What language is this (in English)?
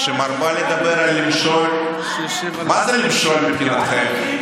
Hebrew